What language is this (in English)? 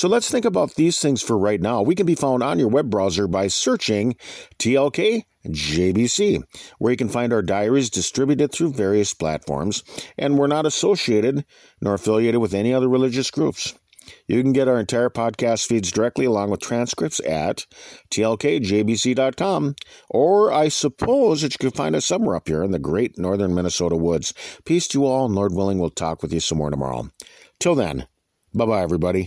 English